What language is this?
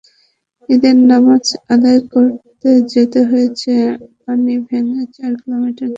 Bangla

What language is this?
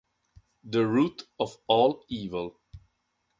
Italian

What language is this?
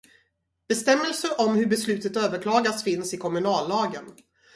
Swedish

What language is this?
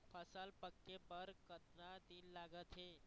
Chhattisgarhi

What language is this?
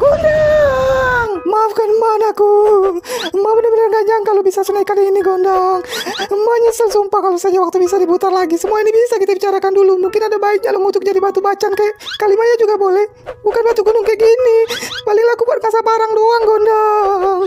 Indonesian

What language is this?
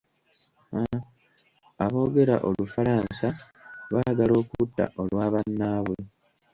Ganda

